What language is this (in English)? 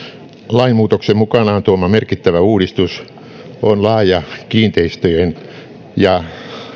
Finnish